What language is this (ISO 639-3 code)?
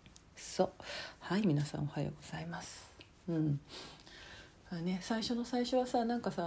jpn